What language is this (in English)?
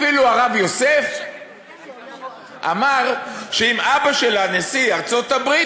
Hebrew